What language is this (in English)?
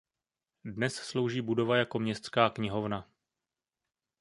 Czech